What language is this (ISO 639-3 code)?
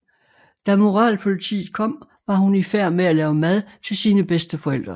dan